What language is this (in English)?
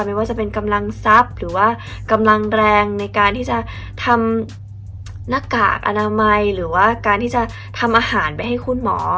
Thai